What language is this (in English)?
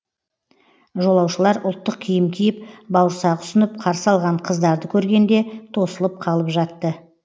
Kazakh